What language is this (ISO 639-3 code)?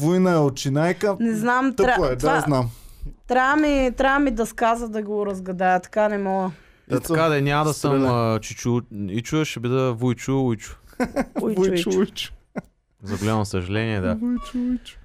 bul